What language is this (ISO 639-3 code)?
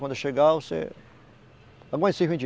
por